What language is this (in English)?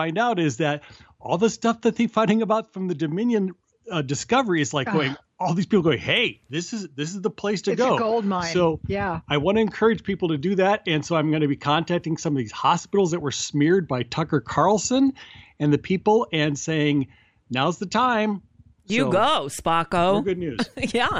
English